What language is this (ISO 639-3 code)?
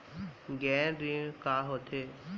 hne